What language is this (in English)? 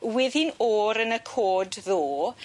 Welsh